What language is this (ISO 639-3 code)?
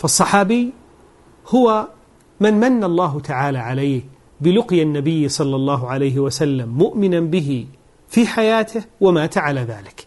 ara